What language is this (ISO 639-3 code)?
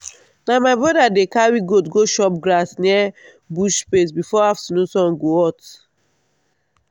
pcm